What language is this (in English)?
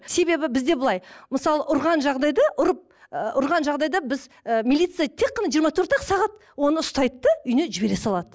Kazakh